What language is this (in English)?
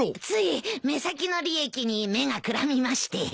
Japanese